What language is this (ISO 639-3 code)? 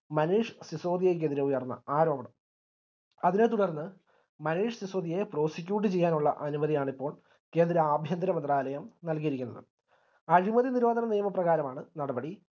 mal